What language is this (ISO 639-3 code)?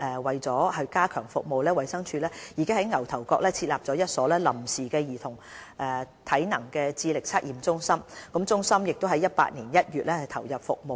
yue